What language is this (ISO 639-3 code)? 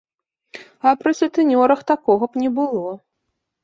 bel